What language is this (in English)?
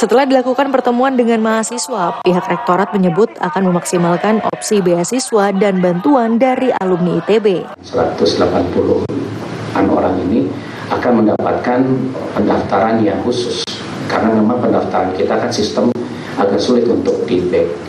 Indonesian